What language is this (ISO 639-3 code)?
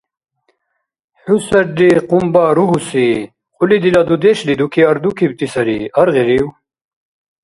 dar